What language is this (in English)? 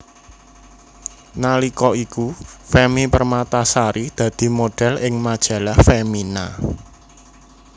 Javanese